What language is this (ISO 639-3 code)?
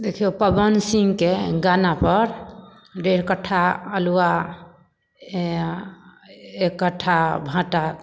mai